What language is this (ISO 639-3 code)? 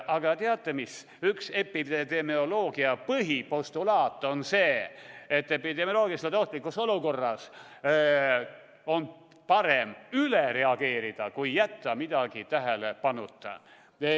est